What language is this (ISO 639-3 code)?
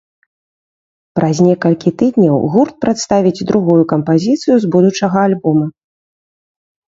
bel